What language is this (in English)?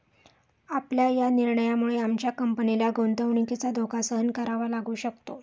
Marathi